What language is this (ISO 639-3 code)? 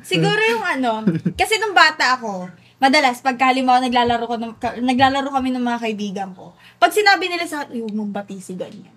fil